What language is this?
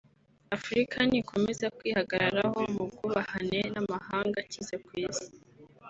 Kinyarwanda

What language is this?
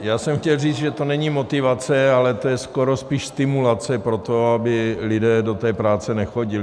Czech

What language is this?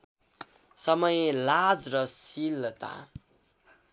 Nepali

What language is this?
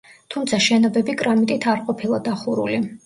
Georgian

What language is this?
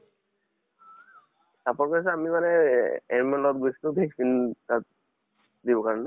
Assamese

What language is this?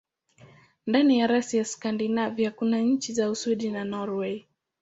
Swahili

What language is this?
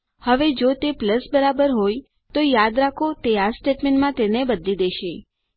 Gujarati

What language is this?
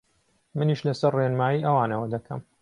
Central Kurdish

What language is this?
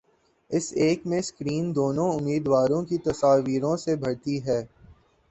Urdu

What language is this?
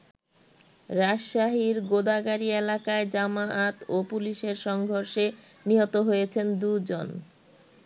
Bangla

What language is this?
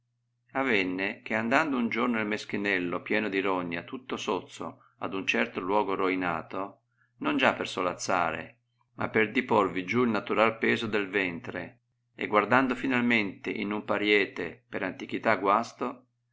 Italian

